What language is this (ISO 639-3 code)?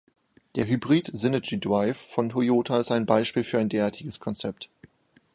deu